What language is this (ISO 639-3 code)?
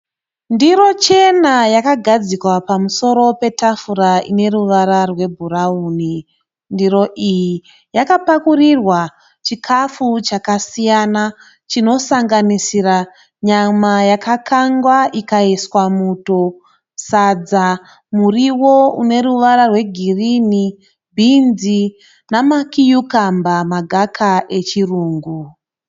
sna